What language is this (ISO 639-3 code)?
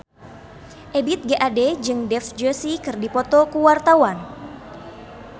sun